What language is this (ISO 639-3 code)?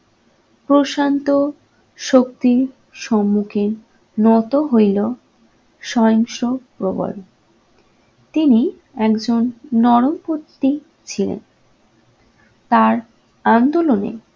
ben